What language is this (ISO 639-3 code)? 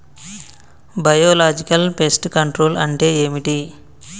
tel